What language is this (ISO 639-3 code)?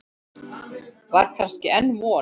isl